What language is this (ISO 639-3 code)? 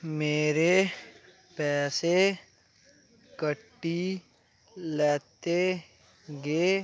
doi